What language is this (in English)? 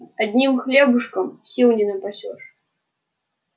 Russian